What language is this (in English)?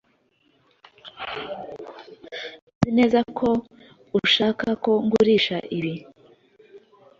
Kinyarwanda